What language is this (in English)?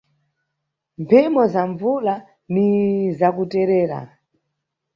Nyungwe